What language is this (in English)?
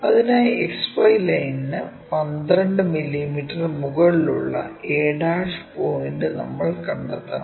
Malayalam